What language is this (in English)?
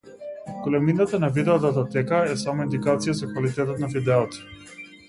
Macedonian